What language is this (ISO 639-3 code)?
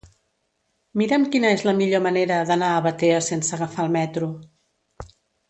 cat